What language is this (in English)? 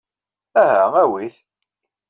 Kabyle